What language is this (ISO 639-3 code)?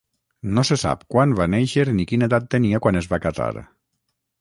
cat